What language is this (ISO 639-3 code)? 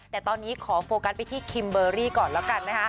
tha